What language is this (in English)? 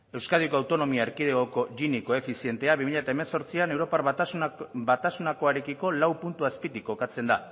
Basque